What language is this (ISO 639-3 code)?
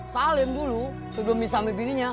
ind